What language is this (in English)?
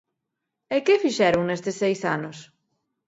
Galician